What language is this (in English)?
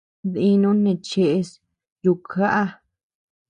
Tepeuxila Cuicatec